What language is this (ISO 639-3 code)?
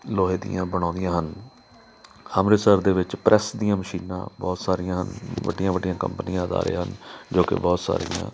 pan